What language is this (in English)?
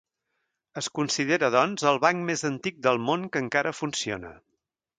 Catalan